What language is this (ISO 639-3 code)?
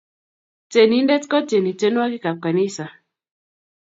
kln